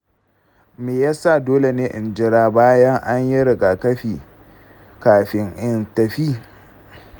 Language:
Hausa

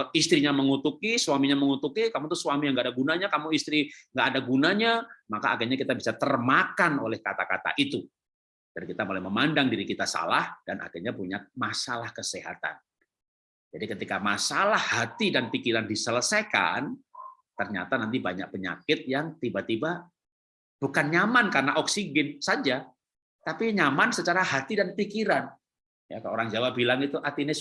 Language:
Indonesian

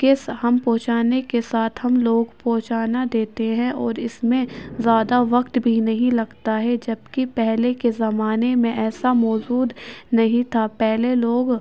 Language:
Urdu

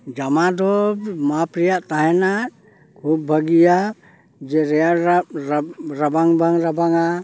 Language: Santali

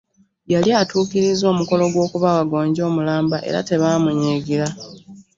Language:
Ganda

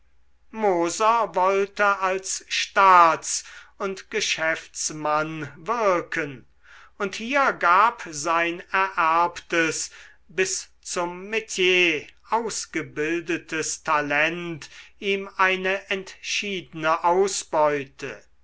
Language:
German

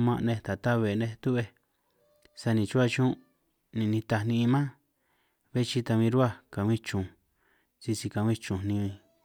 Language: San Martín Itunyoso Triqui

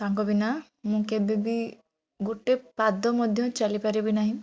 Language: Odia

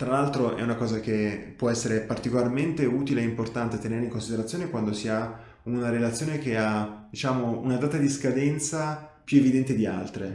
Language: Italian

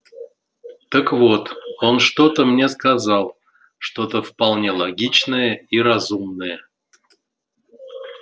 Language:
Russian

